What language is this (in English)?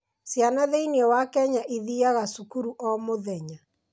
Kikuyu